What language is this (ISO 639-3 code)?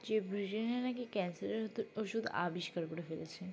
ben